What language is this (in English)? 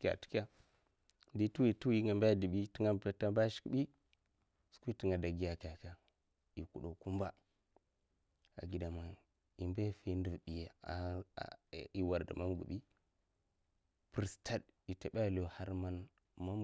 Mafa